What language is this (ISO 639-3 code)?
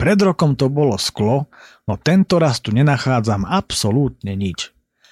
slk